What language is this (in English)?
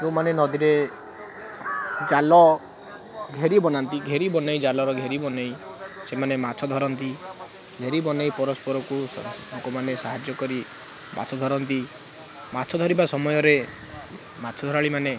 Odia